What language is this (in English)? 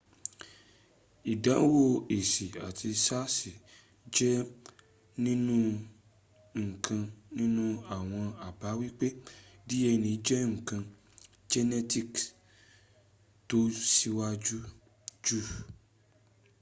Yoruba